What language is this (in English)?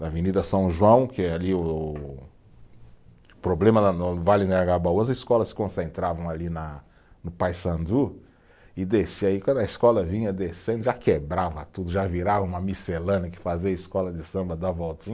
Portuguese